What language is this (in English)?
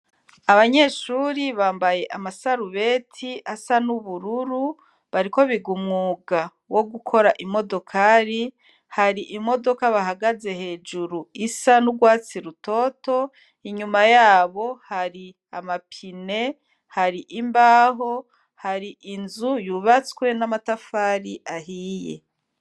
Rundi